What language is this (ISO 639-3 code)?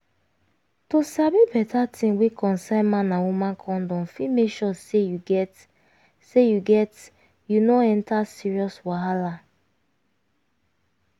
pcm